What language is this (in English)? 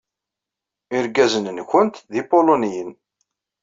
Kabyle